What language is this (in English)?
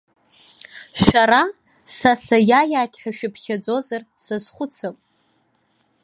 Abkhazian